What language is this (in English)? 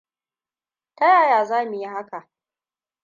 Hausa